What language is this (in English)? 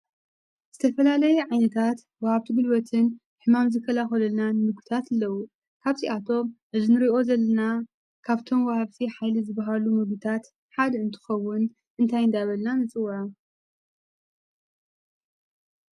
Tigrinya